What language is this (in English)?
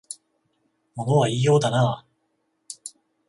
Japanese